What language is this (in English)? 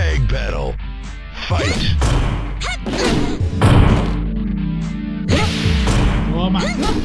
Portuguese